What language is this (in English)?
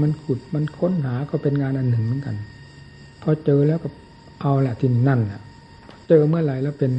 Thai